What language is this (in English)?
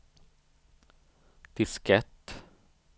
Swedish